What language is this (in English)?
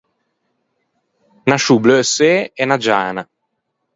Ligurian